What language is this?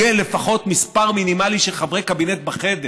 Hebrew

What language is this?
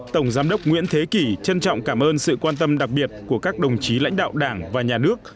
Vietnamese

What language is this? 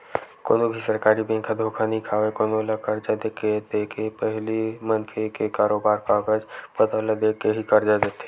Chhattisgarhi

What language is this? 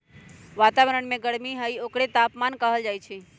Magahi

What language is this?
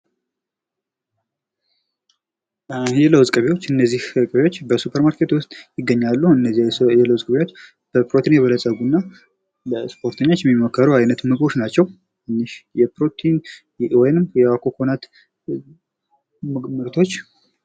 Amharic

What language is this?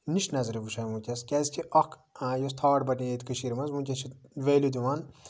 Kashmiri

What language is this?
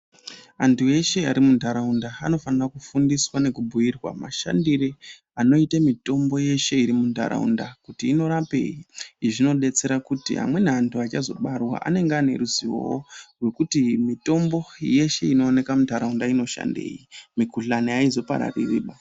Ndau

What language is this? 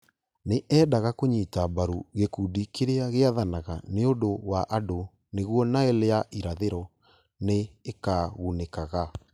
Kikuyu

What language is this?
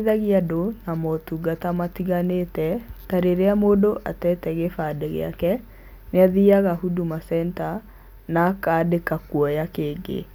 Kikuyu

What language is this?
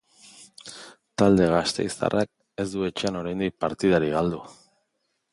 Basque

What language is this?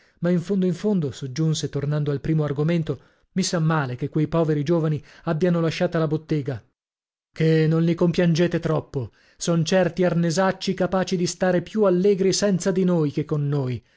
Italian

